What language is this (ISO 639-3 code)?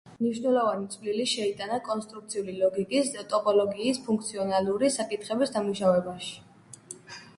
kat